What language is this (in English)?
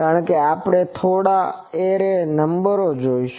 Gujarati